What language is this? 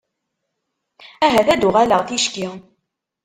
Kabyle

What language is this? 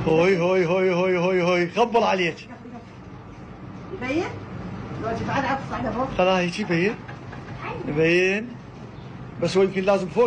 Arabic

